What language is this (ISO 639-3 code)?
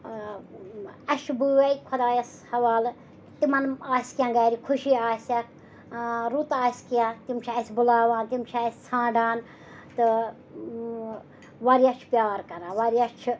kas